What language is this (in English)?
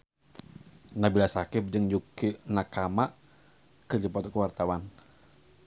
Sundanese